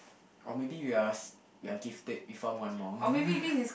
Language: English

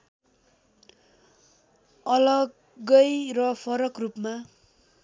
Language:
Nepali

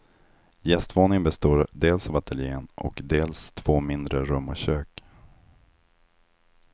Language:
Swedish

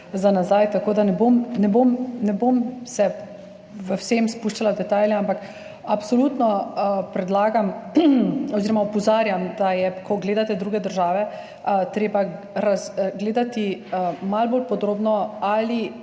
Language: Slovenian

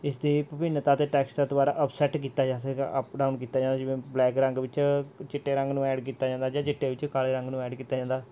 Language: Punjabi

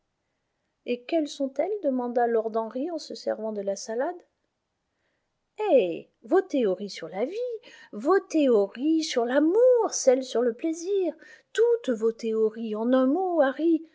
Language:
French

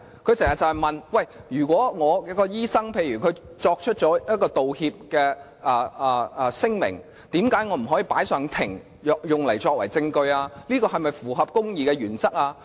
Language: Cantonese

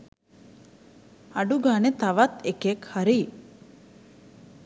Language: Sinhala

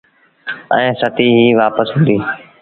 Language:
Sindhi Bhil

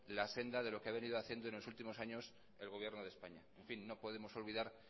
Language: Spanish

